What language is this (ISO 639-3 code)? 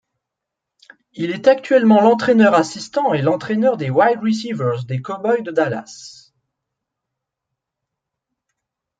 fra